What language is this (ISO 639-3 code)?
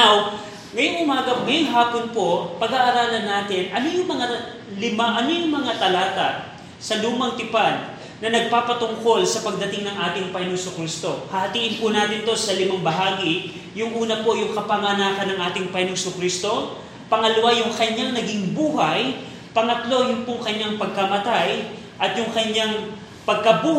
fil